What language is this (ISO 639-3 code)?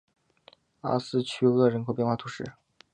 zho